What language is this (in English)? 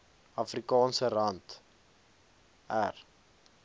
Afrikaans